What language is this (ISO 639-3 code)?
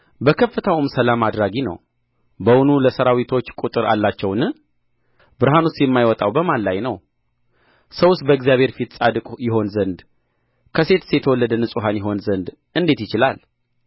amh